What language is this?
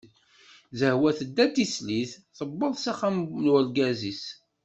Kabyle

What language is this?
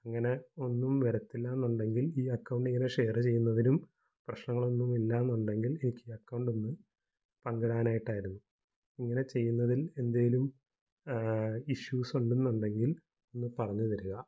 Malayalam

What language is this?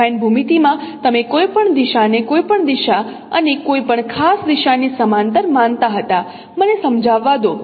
Gujarati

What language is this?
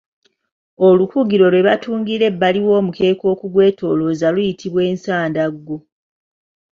Ganda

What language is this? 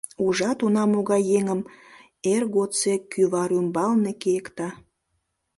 Mari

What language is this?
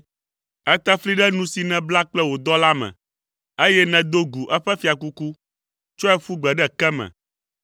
Ewe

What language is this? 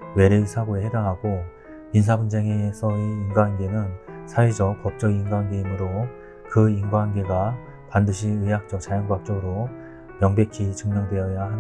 Korean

